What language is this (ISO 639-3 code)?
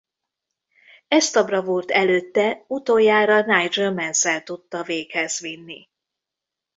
hun